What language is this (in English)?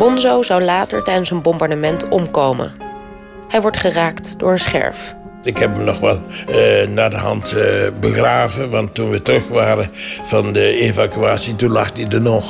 Dutch